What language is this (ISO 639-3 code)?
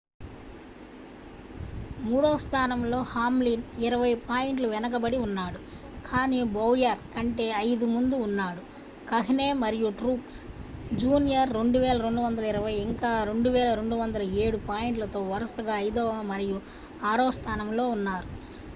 tel